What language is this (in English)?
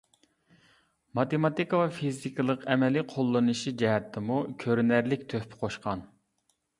Uyghur